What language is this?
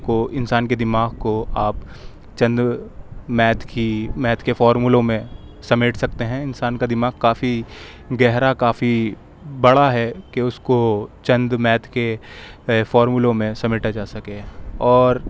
Urdu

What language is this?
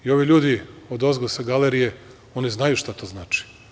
Serbian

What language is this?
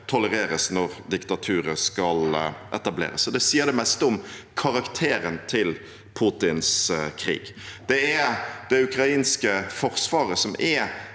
Norwegian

